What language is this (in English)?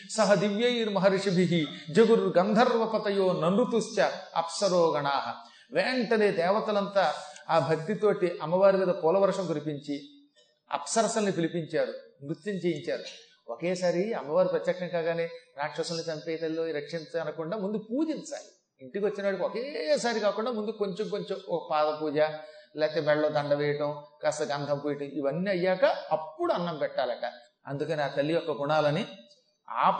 Telugu